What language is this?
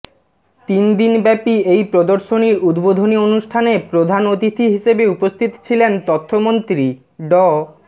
Bangla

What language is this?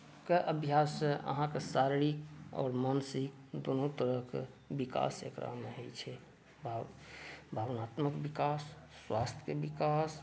Maithili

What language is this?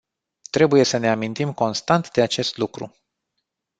Romanian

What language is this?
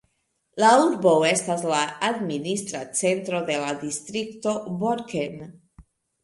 Esperanto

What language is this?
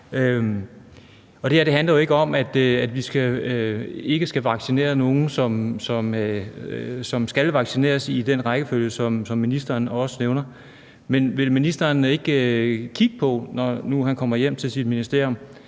Danish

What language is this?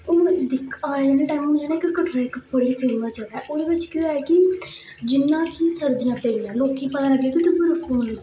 Dogri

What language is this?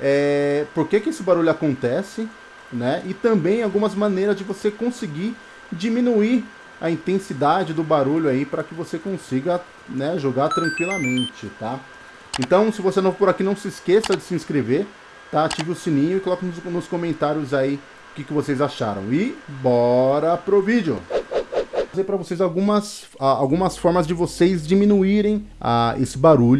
Portuguese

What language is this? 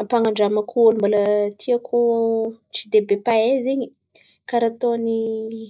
Antankarana Malagasy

